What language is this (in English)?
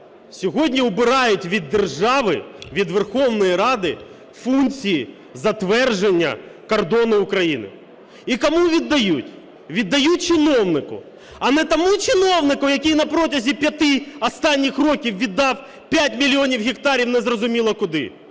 Ukrainian